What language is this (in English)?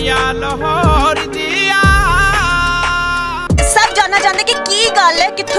Punjabi